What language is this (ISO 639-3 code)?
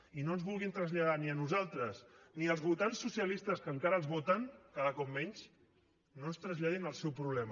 cat